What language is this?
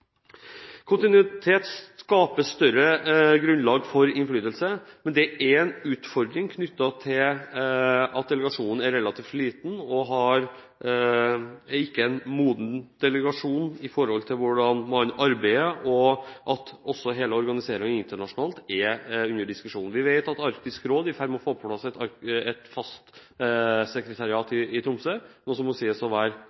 Norwegian Bokmål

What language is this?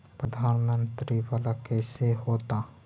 Magahi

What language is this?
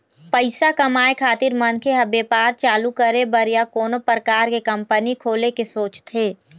Chhattisgarhi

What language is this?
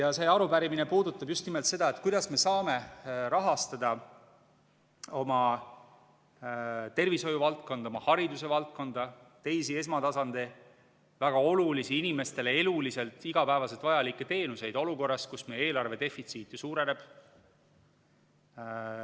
Estonian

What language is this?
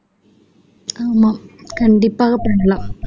Tamil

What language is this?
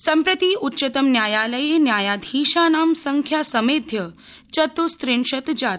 Sanskrit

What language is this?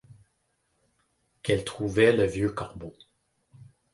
French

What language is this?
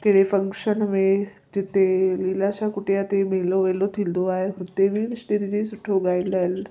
Sindhi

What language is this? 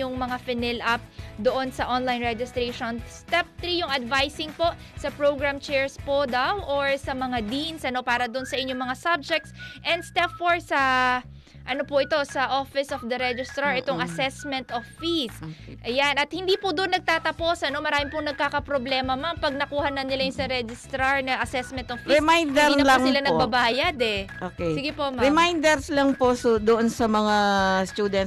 Filipino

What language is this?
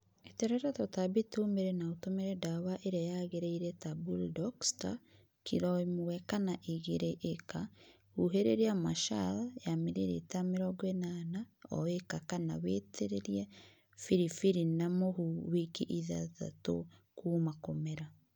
Kikuyu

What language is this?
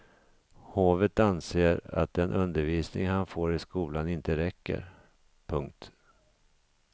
Swedish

